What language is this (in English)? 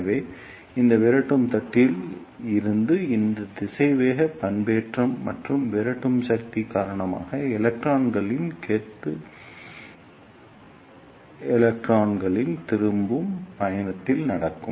Tamil